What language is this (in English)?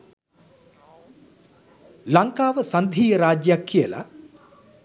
Sinhala